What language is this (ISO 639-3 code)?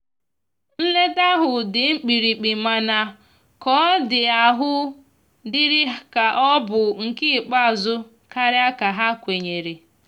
ibo